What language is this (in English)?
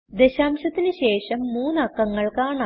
Malayalam